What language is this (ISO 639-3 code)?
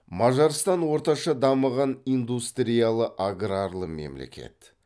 kaz